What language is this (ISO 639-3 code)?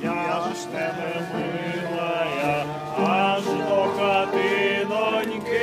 ukr